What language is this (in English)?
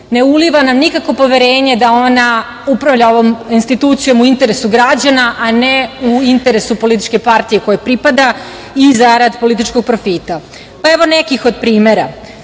Serbian